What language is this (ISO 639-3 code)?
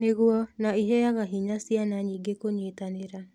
kik